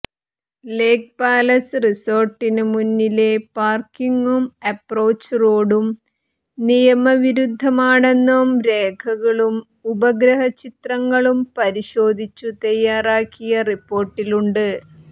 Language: Malayalam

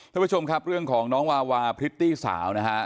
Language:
Thai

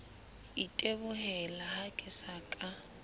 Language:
Southern Sotho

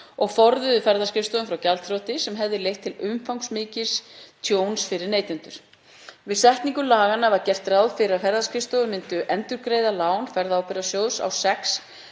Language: Icelandic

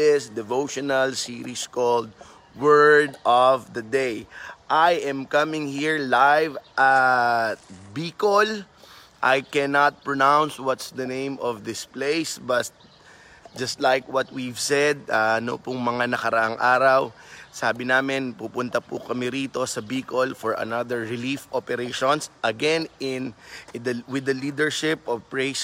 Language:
Filipino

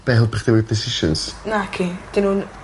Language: Welsh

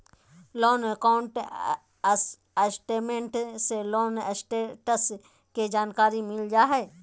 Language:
Magahi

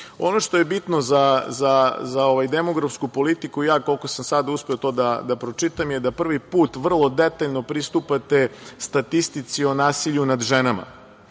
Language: Serbian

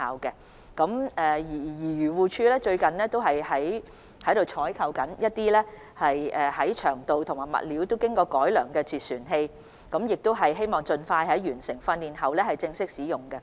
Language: Cantonese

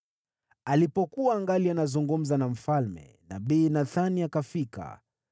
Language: Swahili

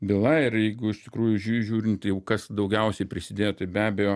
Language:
Lithuanian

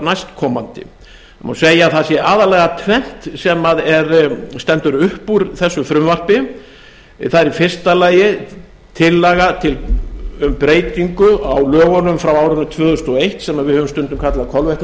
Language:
Icelandic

